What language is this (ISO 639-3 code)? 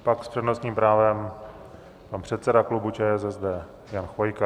ces